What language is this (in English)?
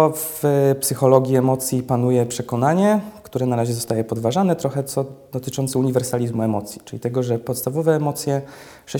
Polish